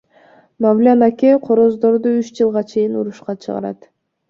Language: Kyrgyz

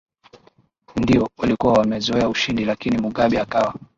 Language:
Swahili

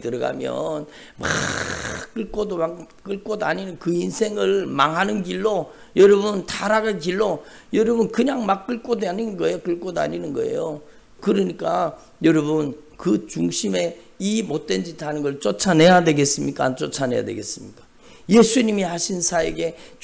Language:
Korean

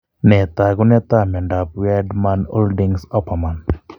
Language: Kalenjin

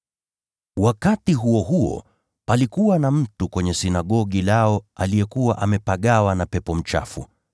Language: Swahili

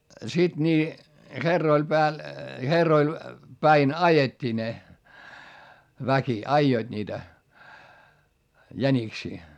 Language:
Finnish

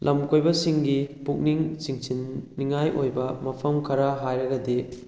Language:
Manipuri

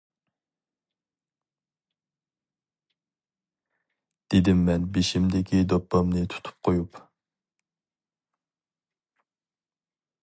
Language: Uyghur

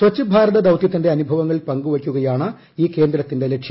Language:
Malayalam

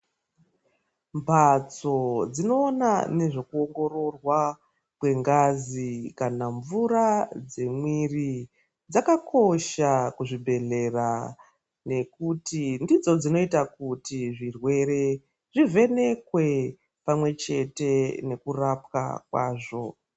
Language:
Ndau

